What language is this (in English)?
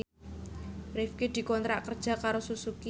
Javanese